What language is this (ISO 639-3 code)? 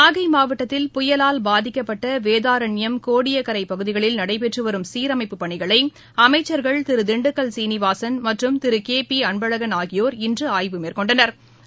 tam